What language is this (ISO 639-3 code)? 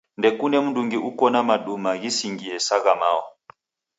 dav